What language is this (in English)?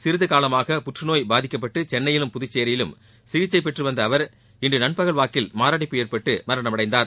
Tamil